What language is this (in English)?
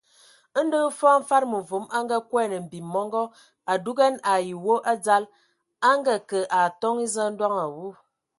Ewondo